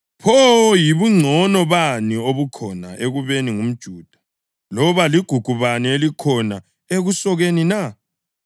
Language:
North Ndebele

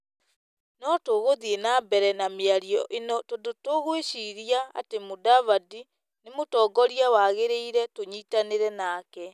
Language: Kikuyu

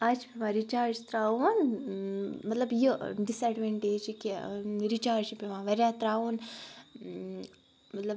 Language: Kashmiri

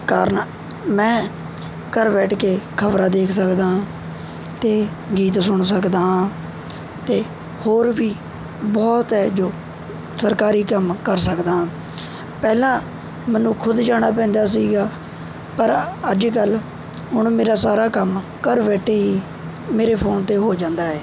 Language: Punjabi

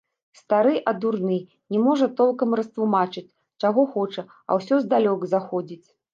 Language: Belarusian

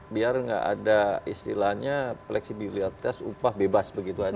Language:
Indonesian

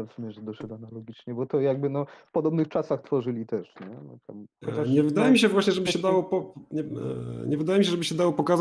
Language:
Polish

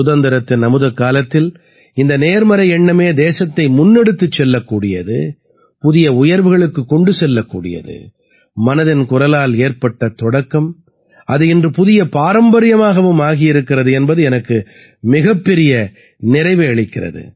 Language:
Tamil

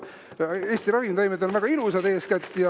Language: Estonian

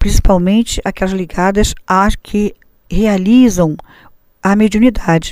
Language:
Portuguese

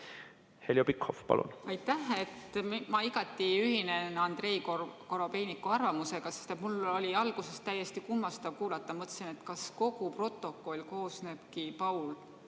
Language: Estonian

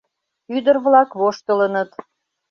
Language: Mari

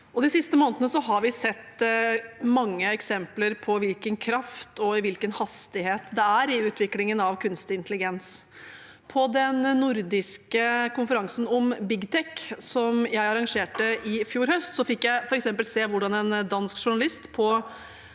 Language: Norwegian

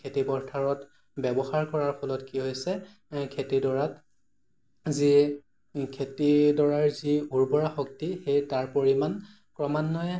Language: Assamese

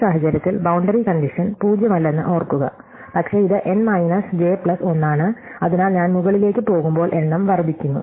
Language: Malayalam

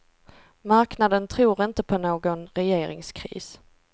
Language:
Swedish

